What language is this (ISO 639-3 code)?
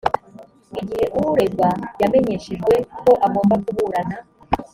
kin